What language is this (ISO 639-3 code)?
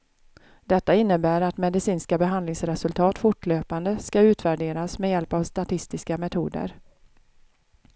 swe